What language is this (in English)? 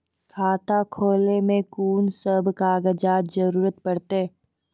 Maithili